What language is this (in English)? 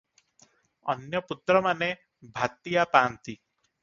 Odia